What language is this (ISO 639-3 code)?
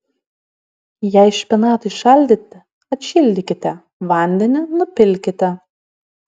lit